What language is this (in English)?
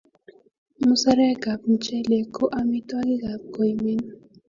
Kalenjin